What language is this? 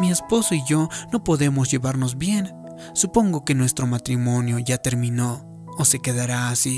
Spanish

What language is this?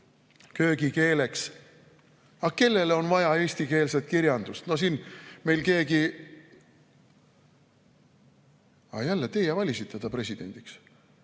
Estonian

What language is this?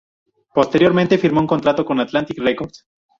Spanish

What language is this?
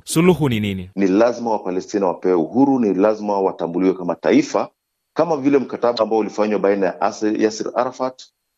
Swahili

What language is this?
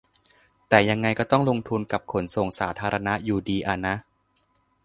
Thai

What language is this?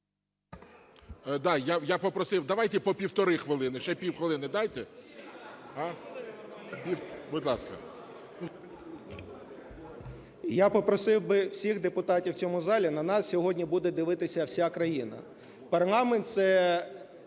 Ukrainian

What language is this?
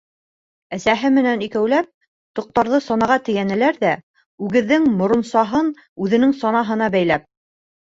Bashkir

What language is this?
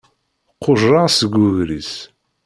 Kabyle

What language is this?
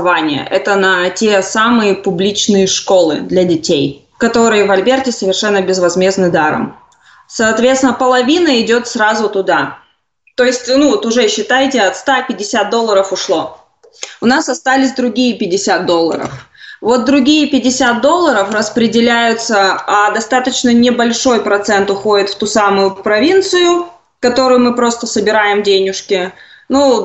Russian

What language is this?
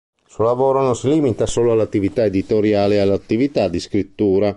Italian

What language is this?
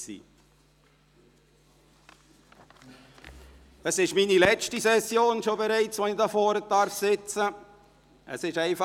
Swiss German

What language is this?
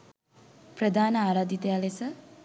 Sinhala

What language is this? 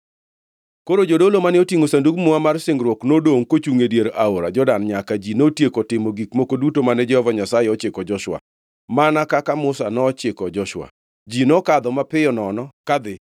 Luo (Kenya and Tanzania)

